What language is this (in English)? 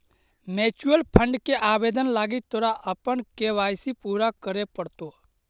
Magahi